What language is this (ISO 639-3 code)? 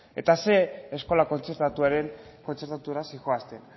eus